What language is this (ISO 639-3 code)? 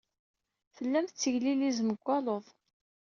kab